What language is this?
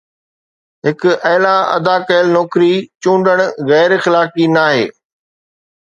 Sindhi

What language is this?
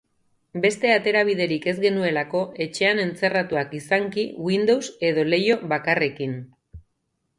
Basque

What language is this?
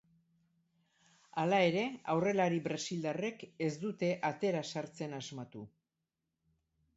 Basque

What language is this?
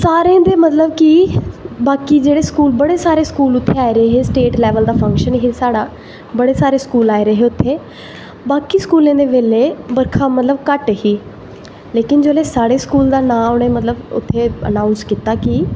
Dogri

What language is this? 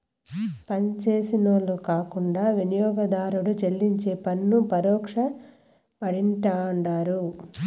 Telugu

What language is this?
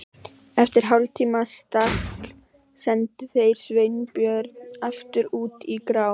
Icelandic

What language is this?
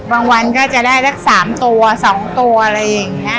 Thai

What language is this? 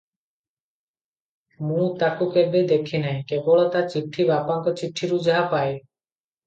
Odia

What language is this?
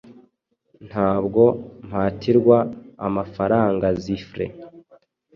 Kinyarwanda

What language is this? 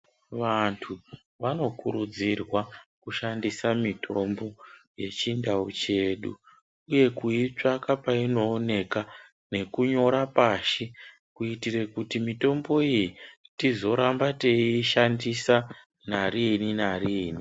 Ndau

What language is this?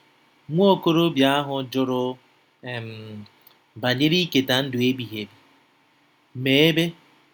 Igbo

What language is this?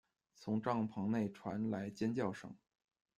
Chinese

